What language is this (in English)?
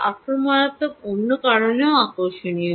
Bangla